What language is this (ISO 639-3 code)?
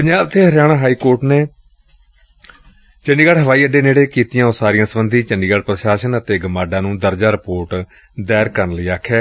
pan